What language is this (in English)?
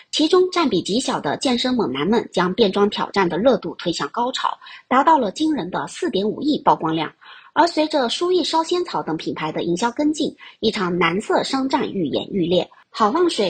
Chinese